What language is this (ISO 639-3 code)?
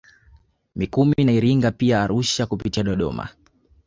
swa